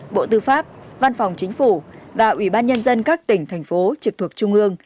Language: Vietnamese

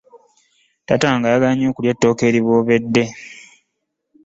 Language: Ganda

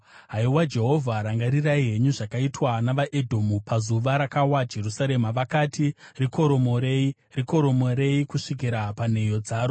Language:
Shona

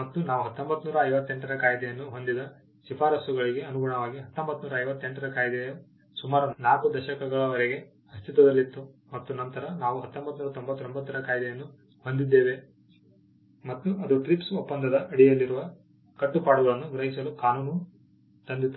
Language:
Kannada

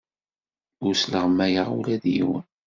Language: Kabyle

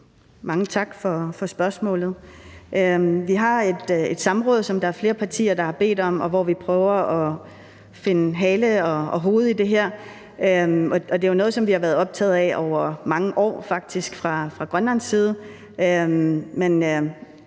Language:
Danish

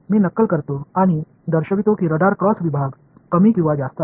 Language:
Marathi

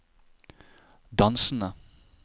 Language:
Norwegian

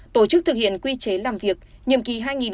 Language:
Vietnamese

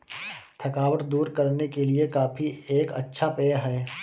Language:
Hindi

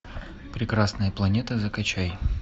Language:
Russian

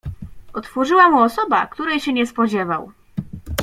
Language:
Polish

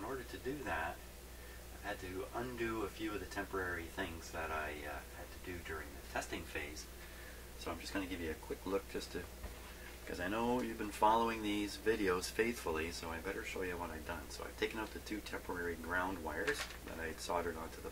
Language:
English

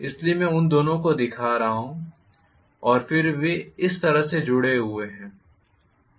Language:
Hindi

